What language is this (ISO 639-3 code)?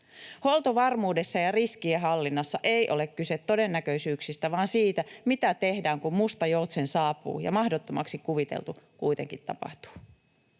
fin